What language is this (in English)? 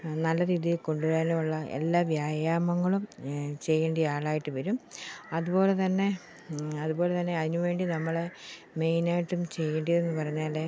Malayalam